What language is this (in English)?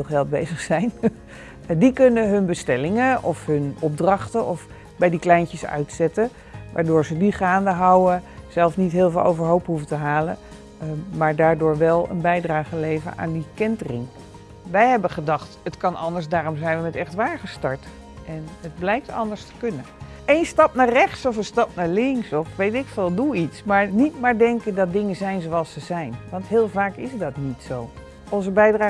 Dutch